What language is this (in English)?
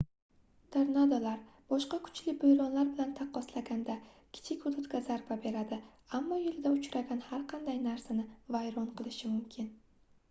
Uzbek